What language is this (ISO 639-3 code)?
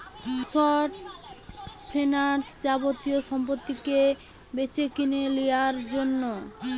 ben